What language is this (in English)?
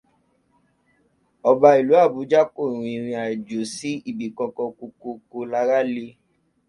Yoruba